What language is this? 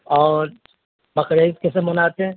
Urdu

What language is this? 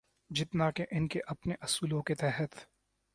Urdu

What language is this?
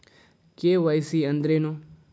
Kannada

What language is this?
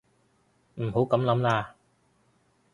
Cantonese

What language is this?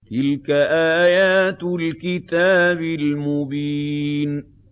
Arabic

